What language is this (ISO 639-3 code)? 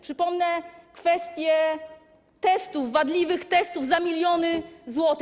pol